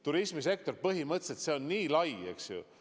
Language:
Estonian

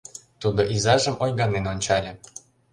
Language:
Mari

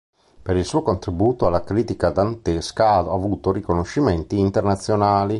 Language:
Italian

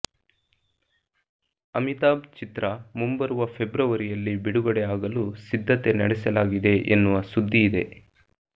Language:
Kannada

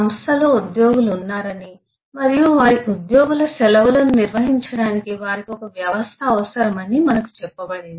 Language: Telugu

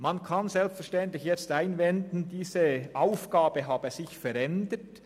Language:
Swiss German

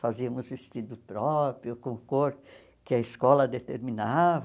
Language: Portuguese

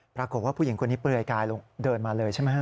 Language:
Thai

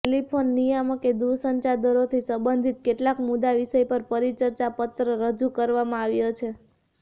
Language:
Gujarati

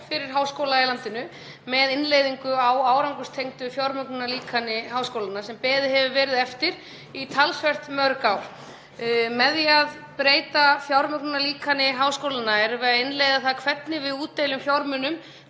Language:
Icelandic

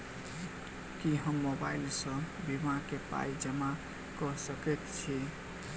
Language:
Maithili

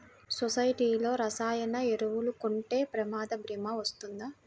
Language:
Telugu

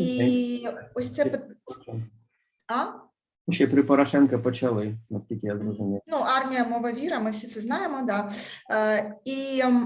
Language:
Ukrainian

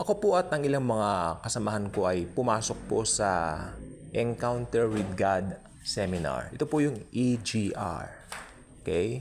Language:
Filipino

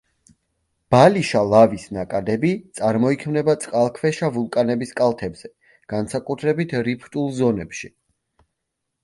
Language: Georgian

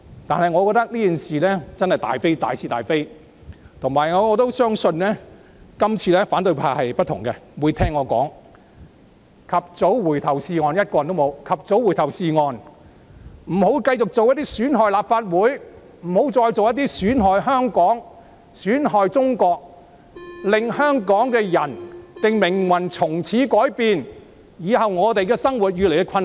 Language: Cantonese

